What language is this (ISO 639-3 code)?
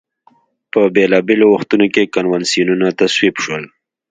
pus